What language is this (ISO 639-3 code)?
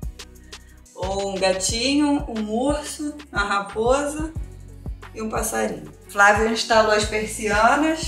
por